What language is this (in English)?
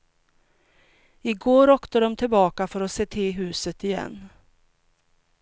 Swedish